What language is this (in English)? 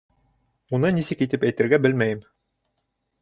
Bashkir